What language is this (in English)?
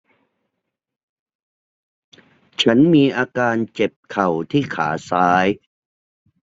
Thai